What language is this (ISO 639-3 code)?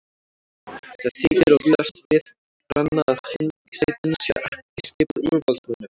isl